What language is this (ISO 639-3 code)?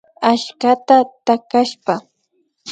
qvi